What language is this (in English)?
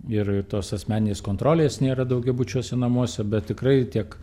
Lithuanian